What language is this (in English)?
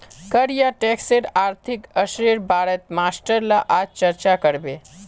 Magahi